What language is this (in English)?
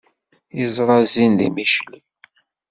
Kabyle